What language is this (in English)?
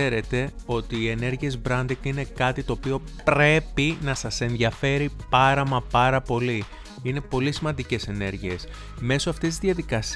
Greek